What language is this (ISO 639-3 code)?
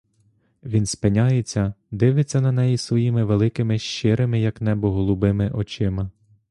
ukr